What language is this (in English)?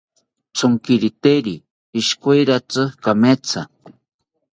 South Ucayali Ashéninka